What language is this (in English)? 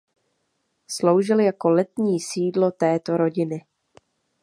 Czech